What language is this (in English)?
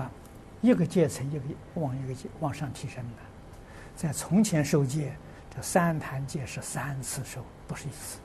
Chinese